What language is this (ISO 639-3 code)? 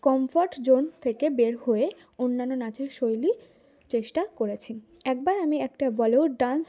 ben